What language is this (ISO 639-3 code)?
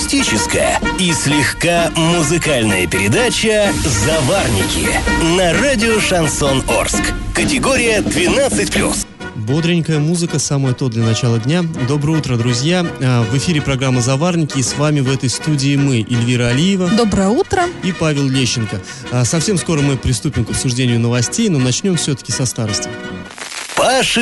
rus